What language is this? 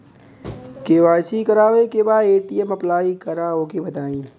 Bhojpuri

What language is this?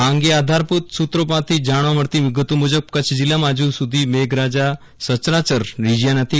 Gujarati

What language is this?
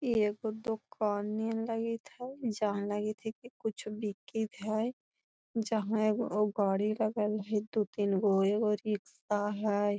Magahi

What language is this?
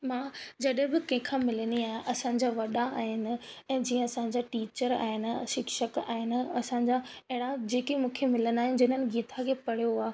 Sindhi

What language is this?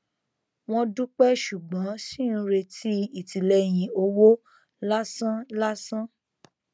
Yoruba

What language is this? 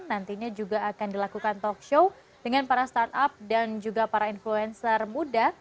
Indonesian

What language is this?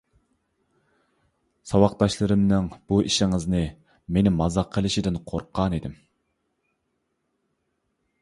Uyghur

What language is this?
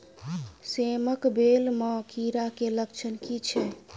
Maithili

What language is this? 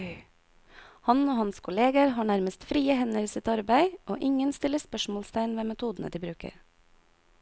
Norwegian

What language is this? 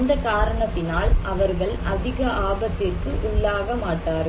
Tamil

